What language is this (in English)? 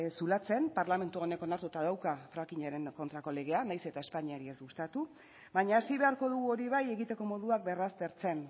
Basque